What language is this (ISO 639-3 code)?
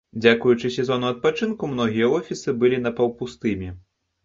bel